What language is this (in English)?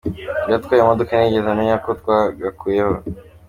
Kinyarwanda